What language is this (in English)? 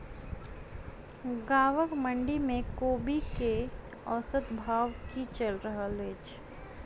Maithili